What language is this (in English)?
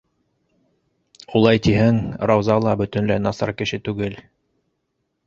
Bashkir